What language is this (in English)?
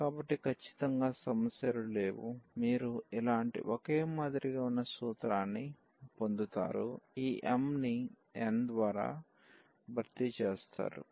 Telugu